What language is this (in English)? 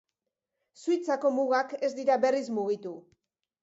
Basque